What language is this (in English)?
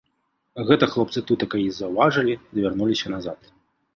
Belarusian